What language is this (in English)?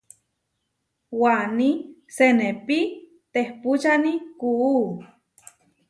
Huarijio